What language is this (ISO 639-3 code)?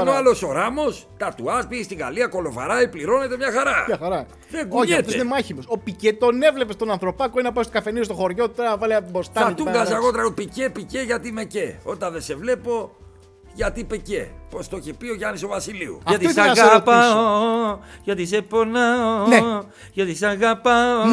ell